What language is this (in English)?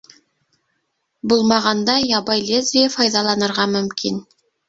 Bashkir